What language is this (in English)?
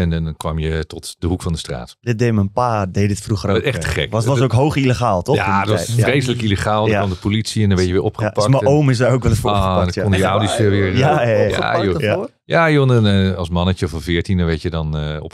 Dutch